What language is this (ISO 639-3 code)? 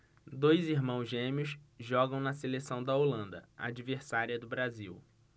por